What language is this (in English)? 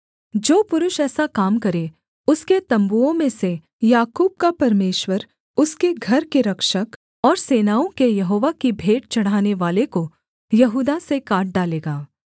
Hindi